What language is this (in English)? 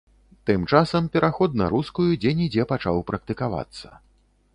Belarusian